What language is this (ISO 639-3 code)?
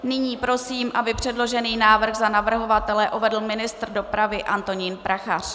ces